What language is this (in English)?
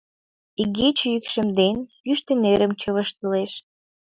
Mari